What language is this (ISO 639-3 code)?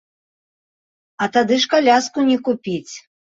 bel